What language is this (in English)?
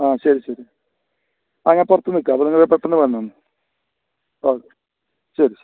Malayalam